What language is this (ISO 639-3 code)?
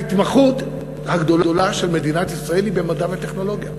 heb